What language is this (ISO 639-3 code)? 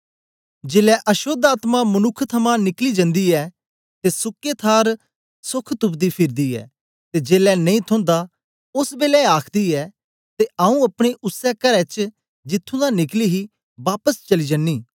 doi